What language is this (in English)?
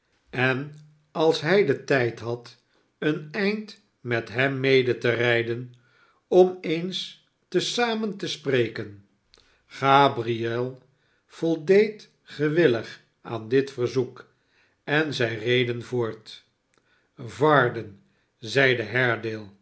Dutch